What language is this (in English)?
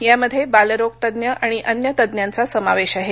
Marathi